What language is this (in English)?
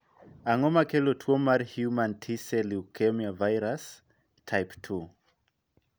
Luo (Kenya and Tanzania)